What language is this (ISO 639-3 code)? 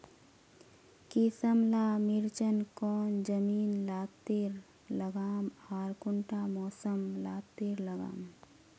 mag